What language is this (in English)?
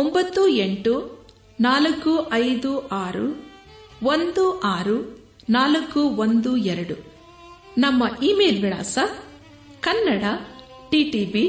Kannada